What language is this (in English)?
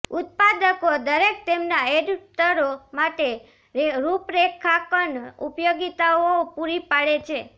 Gujarati